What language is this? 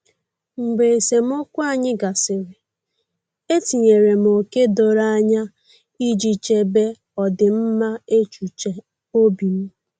Igbo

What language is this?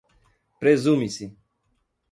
Portuguese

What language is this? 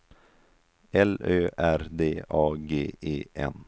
Swedish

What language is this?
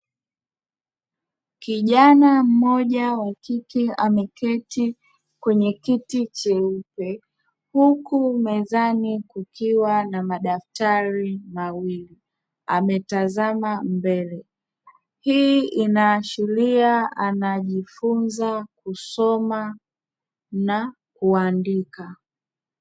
Swahili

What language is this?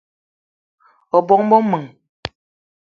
Eton (Cameroon)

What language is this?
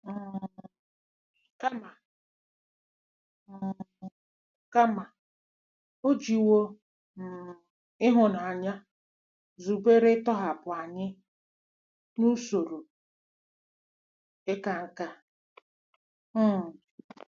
Igbo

